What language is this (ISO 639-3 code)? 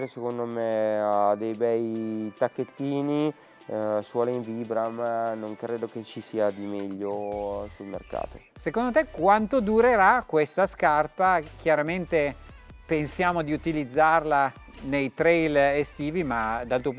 ita